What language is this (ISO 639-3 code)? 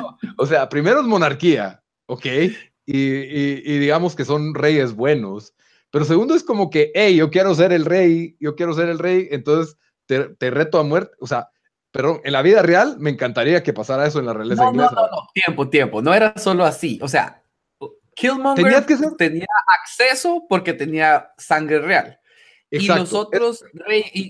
spa